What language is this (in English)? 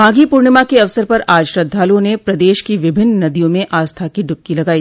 Hindi